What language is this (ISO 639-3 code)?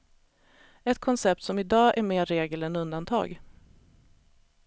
swe